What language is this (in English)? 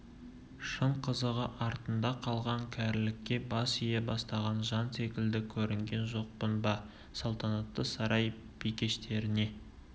Kazakh